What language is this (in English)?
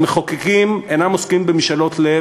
Hebrew